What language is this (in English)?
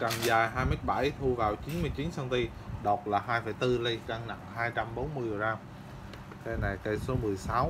Vietnamese